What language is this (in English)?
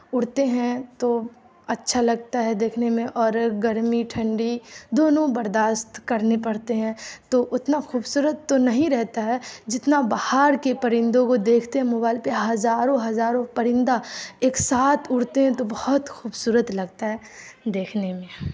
Urdu